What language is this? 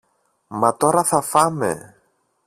Greek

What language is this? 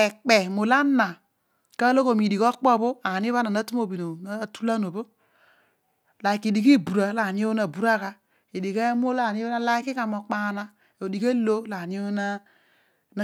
Odual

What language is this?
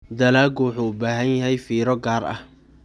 Somali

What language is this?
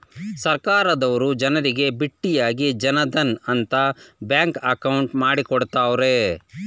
Kannada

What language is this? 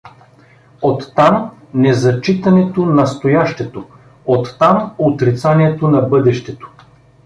Bulgarian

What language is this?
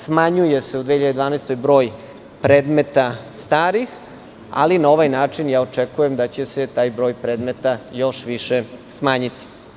Serbian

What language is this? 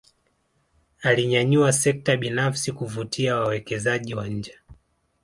Swahili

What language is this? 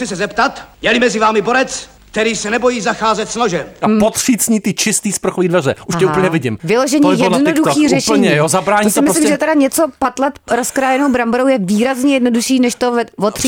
Czech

